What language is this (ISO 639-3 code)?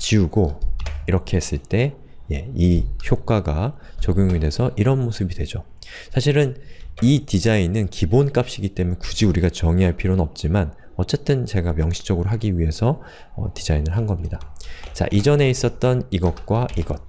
kor